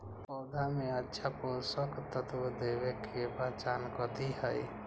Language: Magahi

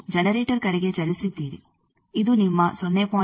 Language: Kannada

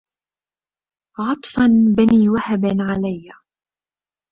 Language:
Arabic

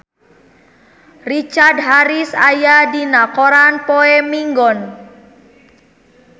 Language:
Sundanese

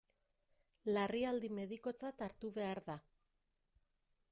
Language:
Basque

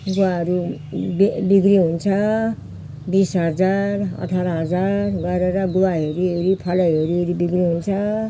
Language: Nepali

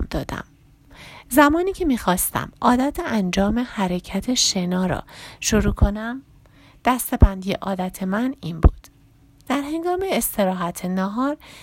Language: Persian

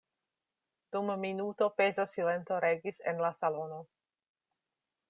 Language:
Esperanto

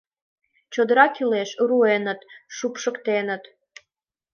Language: Mari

